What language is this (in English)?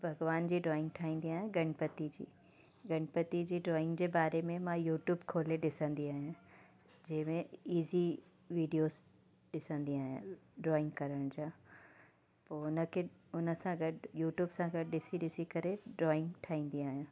Sindhi